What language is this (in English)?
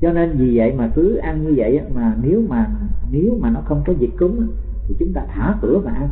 Vietnamese